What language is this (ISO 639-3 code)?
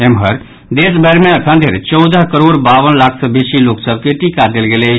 mai